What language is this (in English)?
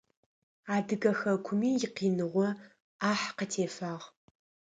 Adyghe